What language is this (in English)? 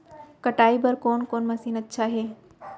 Chhattisgarhi